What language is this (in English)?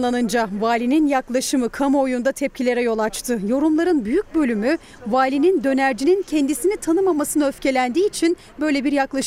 Turkish